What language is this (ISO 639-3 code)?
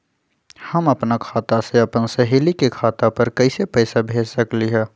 mag